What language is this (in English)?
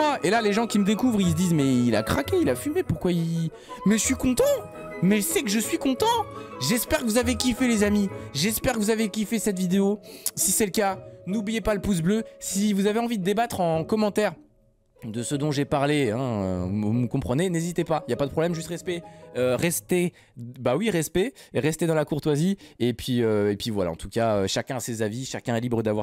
French